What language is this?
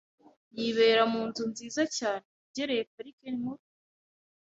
Kinyarwanda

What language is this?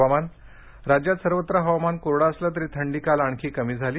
Marathi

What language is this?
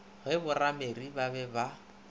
Northern Sotho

